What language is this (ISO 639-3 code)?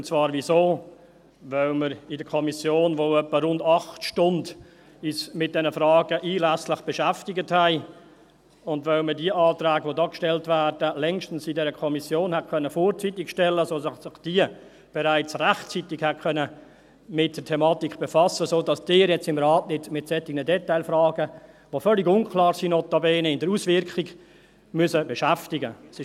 gsw